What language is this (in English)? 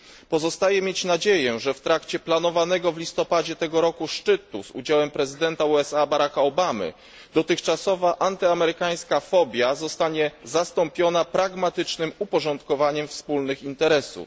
Polish